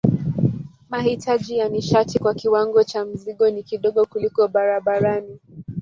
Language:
Swahili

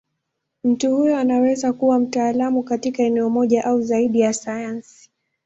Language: Swahili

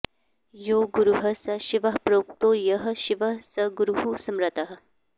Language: Sanskrit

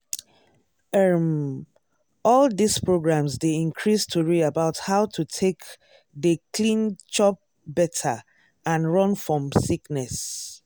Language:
Nigerian Pidgin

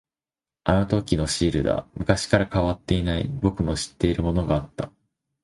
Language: Japanese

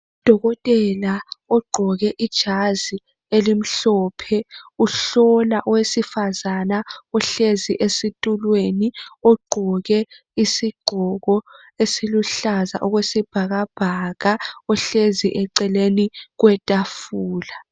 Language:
North Ndebele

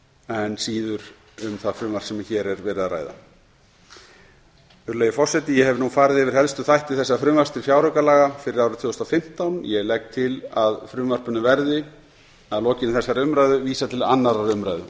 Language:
Icelandic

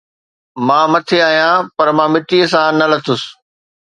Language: Sindhi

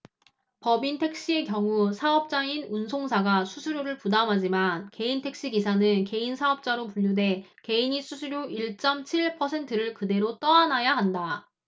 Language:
Korean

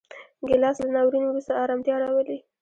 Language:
Pashto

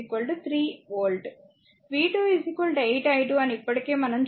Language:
Telugu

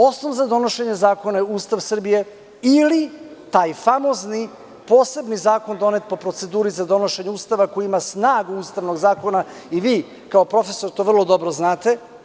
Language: Serbian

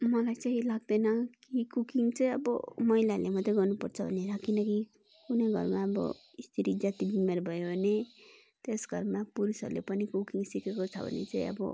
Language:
Nepali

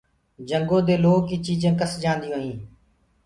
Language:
Gurgula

